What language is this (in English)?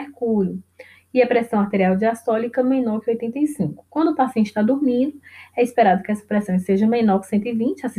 Portuguese